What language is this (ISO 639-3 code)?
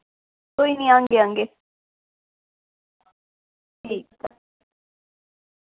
doi